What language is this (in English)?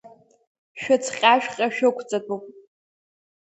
Abkhazian